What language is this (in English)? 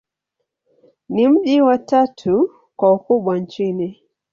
Swahili